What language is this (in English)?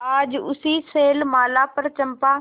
Hindi